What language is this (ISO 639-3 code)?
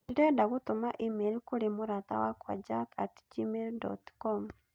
kik